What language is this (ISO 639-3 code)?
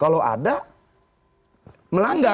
ind